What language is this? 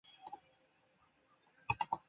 Chinese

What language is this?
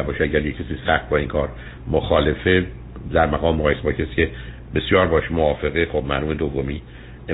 Persian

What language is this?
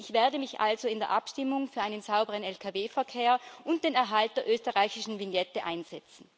German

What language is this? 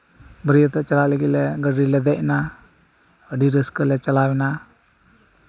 Santali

